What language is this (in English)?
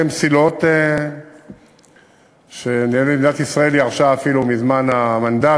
Hebrew